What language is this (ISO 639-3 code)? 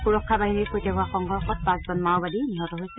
asm